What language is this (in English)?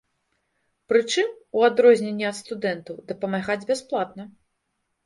Belarusian